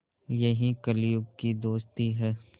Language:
Hindi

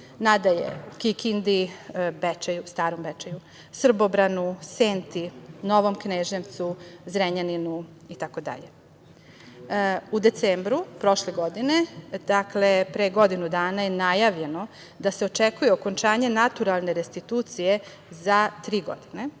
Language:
Serbian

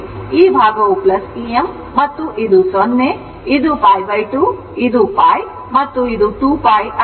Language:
Kannada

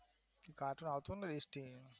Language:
Gujarati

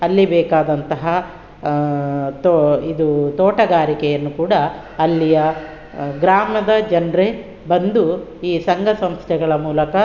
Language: Kannada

